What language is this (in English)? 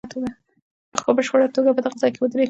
Pashto